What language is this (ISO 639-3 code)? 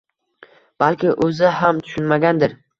uzb